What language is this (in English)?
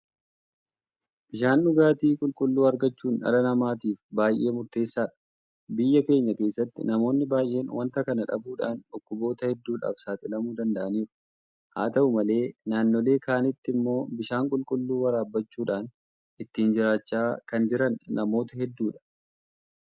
Oromo